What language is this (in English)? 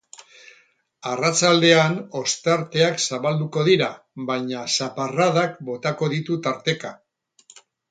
Basque